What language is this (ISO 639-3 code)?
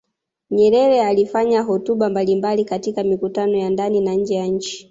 swa